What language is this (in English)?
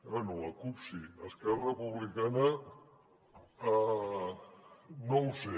Catalan